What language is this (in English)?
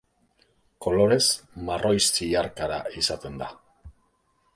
Basque